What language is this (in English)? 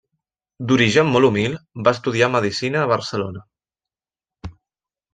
Catalan